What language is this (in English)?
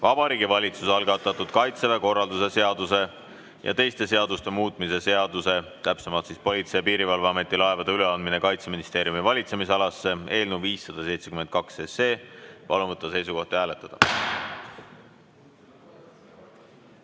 Estonian